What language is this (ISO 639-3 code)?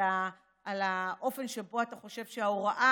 heb